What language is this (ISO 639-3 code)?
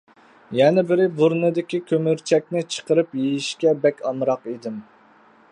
uig